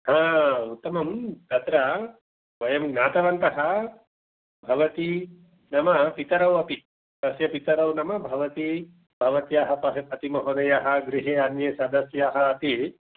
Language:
Sanskrit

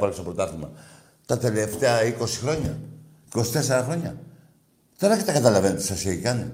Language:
Greek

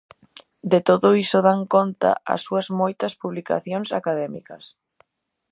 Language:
Galician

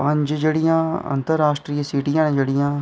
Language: Dogri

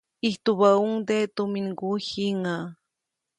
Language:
Copainalá Zoque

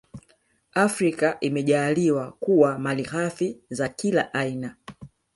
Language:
Swahili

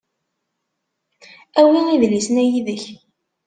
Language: Kabyle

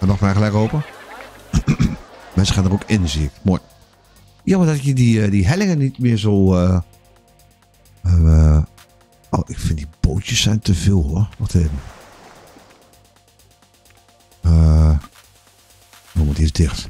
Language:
Dutch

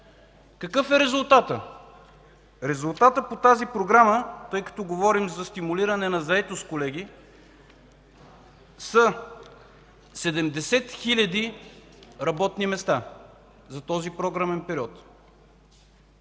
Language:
Bulgarian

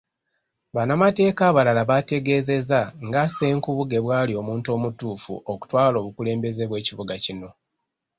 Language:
Ganda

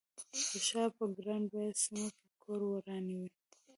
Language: Pashto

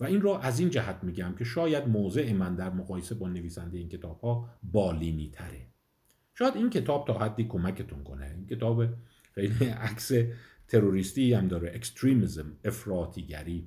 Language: Persian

